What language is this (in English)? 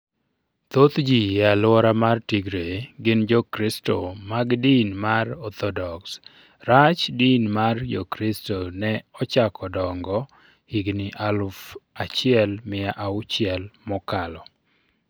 Luo (Kenya and Tanzania)